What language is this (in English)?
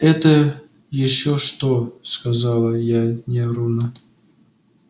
Russian